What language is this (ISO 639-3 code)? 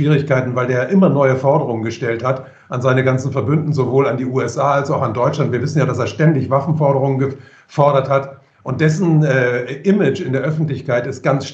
deu